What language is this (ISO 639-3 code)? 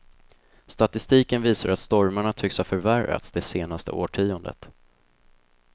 swe